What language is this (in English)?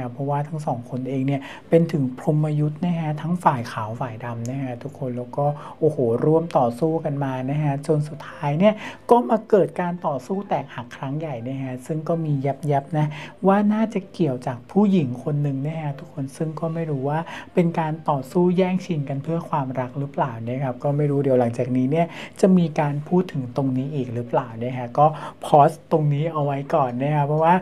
Thai